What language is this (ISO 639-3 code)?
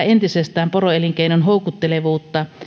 fin